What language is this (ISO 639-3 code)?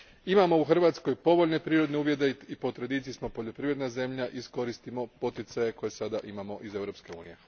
hrv